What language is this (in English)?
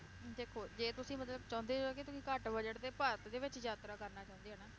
Punjabi